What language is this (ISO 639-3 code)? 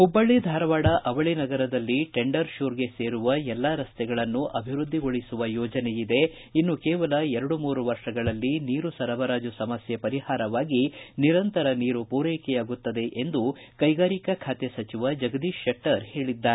kan